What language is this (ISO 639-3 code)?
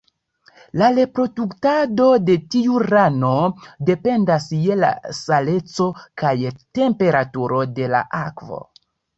epo